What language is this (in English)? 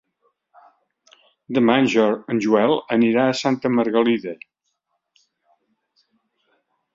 Catalan